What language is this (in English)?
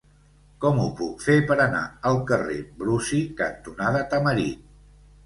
Catalan